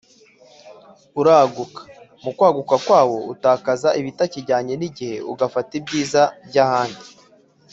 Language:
Kinyarwanda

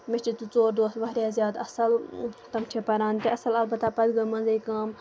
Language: Kashmiri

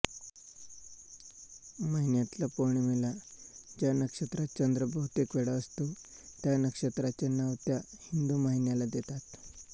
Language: Marathi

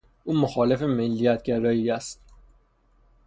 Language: Persian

